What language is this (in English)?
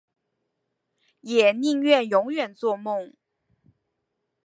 Chinese